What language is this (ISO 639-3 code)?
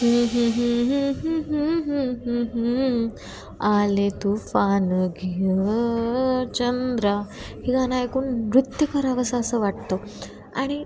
mar